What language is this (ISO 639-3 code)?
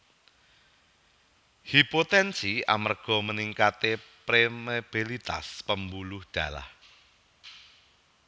jav